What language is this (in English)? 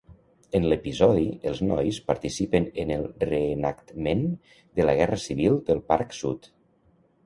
Catalan